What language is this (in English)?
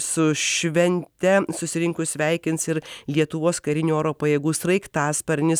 Lithuanian